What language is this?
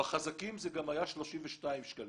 Hebrew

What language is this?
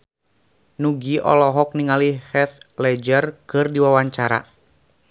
Sundanese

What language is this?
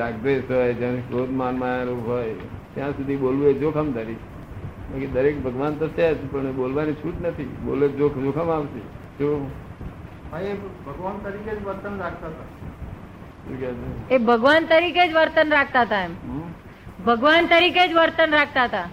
Gujarati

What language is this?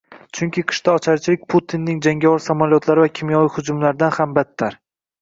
Uzbek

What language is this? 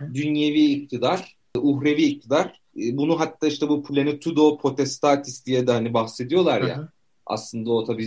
Turkish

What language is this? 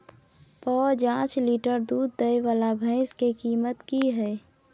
Maithili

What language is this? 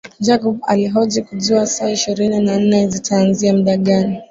Swahili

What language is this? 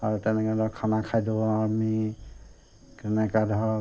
Assamese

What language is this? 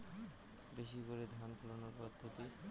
Bangla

